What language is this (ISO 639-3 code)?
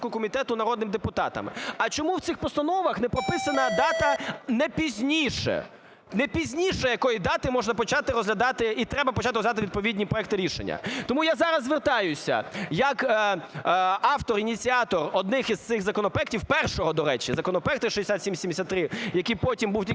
ukr